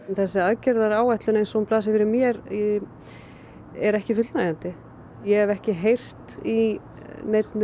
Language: Icelandic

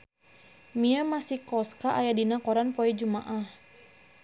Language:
Sundanese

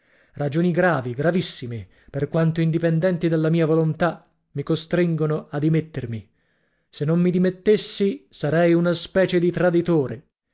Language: Italian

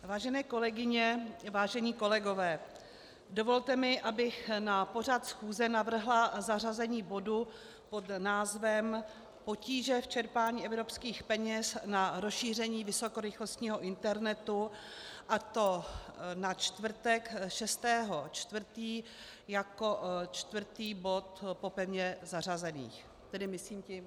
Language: Czech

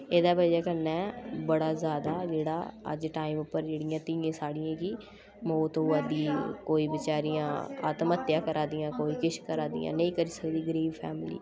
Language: Dogri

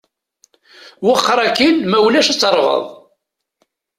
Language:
Kabyle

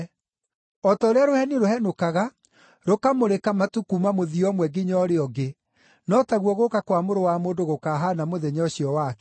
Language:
Kikuyu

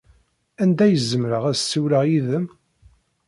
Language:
Kabyle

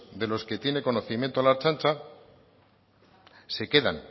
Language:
Spanish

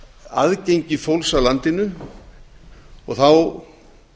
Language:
Icelandic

